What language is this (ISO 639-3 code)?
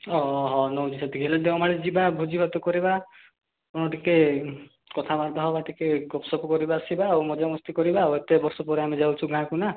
ori